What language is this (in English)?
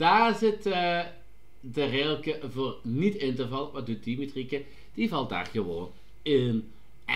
Dutch